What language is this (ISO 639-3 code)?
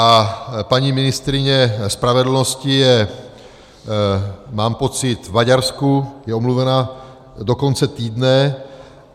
ces